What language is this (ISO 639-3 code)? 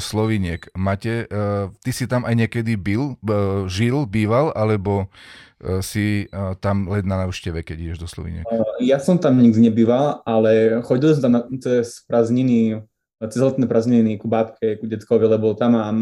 slk